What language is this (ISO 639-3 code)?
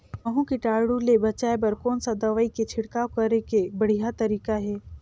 hne